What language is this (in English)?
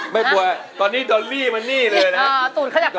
Thai